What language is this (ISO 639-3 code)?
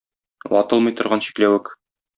tat